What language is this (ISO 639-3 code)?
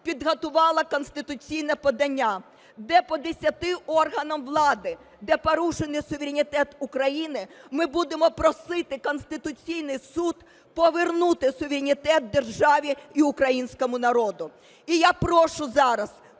ukr